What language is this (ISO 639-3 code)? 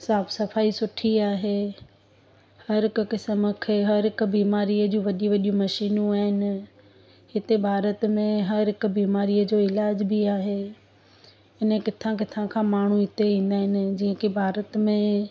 snd